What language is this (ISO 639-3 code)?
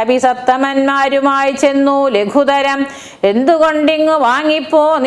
kor